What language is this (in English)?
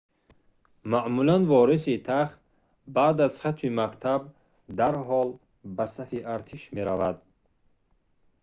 Tajik